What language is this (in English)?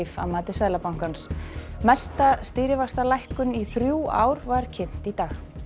Icelandic